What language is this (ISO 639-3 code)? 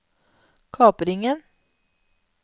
nor